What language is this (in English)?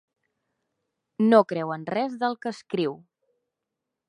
Catalan